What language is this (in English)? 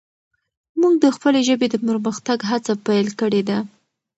Pashto